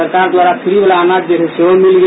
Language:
Hindi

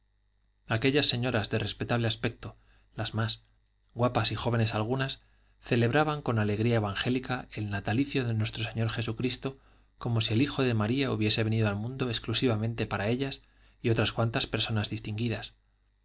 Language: Spanish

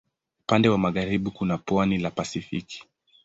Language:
Swahili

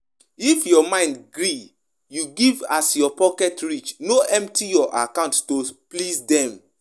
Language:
Nigerian Pidgin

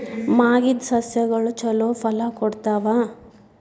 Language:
Kannada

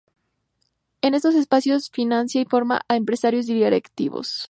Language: Spanish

